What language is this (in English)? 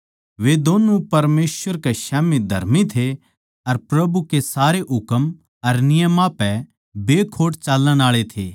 Haryanvi